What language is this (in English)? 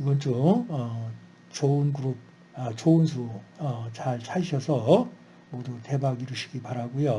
Korean